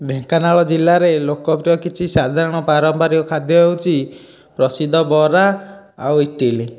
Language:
Odia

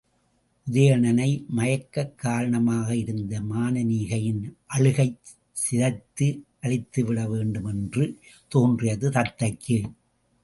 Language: Tamil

